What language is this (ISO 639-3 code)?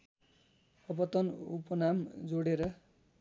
nep